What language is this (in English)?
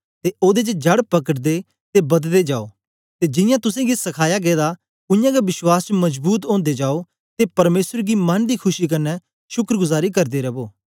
Dogri